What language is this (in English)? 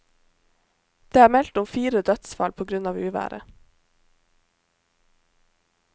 Norwegian